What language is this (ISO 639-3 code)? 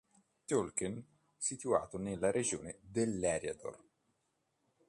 ita